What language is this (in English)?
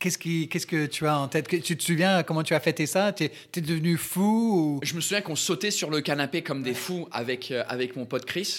French